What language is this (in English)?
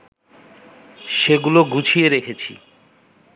Bangla